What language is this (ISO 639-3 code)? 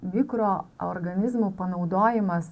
lit